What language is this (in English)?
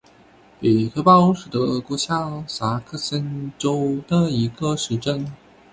Chinese